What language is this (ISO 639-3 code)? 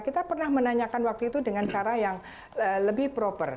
ind